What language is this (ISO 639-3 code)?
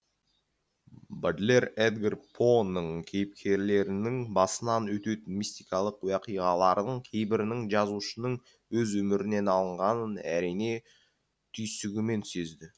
kaz